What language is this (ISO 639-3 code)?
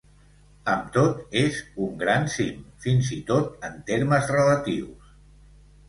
cat